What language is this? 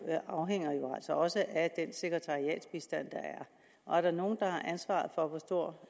Danish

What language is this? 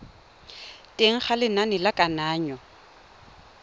Tswana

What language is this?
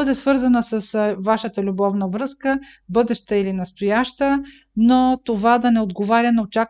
Bulgarian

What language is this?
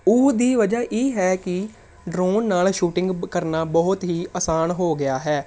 Punjabi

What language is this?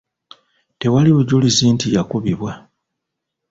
Ganda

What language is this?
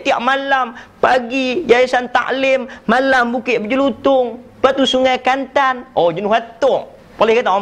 Malay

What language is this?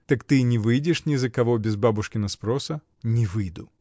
Russian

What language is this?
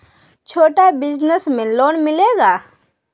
Magahi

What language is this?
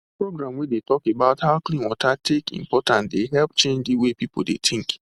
Nigerian Pidgin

